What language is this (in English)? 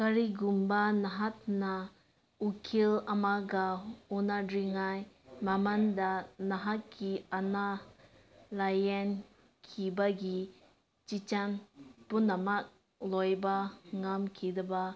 Manipuri